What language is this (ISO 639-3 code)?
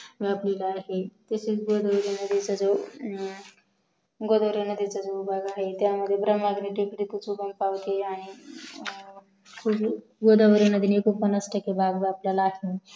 mar